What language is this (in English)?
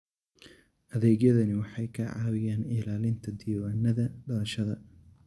Somali